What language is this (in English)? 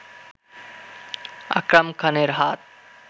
Bangla